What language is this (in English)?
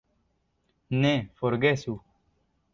Esperanto